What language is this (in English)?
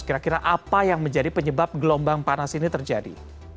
Indonesian